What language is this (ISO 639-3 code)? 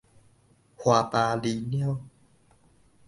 nan